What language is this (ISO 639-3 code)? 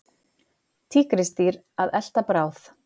isl